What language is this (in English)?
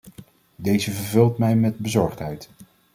Dutch